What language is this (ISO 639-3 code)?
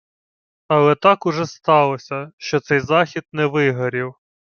ukr